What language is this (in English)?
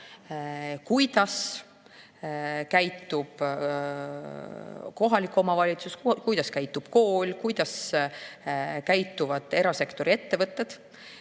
Estonian